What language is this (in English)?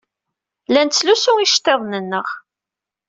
Kabyle